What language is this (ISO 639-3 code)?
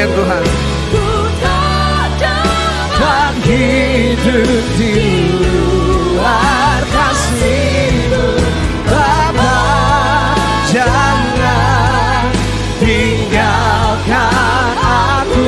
ind